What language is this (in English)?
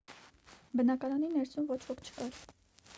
Armenian